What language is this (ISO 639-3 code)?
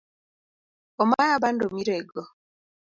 luo